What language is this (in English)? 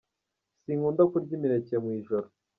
Kinyarwanda